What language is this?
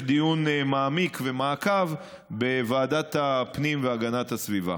Hebrew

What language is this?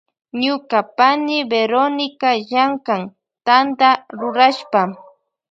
Loja Highland Quichua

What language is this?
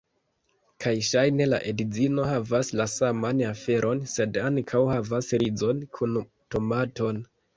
Esperanto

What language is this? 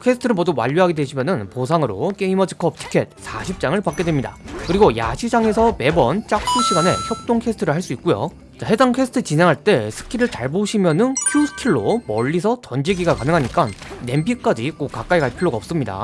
Korean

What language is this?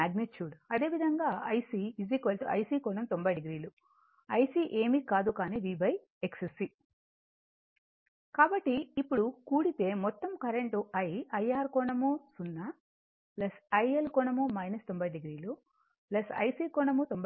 Telugu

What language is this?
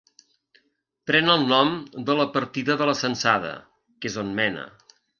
Catalan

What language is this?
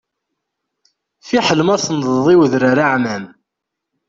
Kabyle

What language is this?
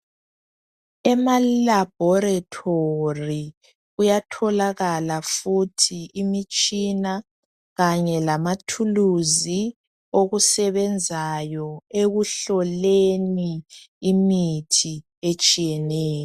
North Ndebele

